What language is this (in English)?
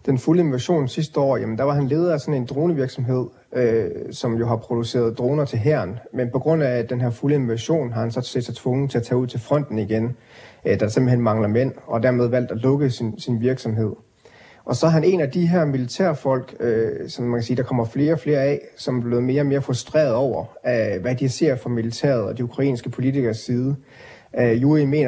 Danish